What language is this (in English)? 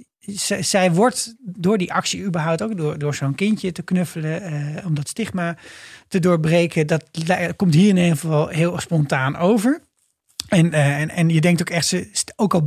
Dutch